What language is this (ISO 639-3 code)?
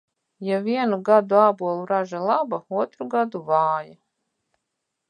lav